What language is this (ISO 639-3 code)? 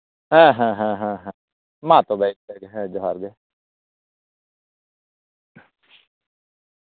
sat